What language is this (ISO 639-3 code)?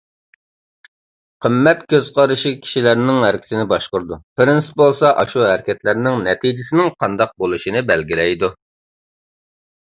uig